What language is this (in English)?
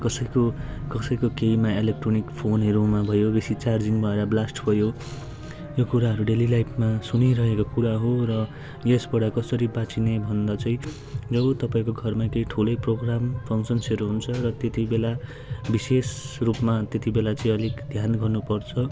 Nepali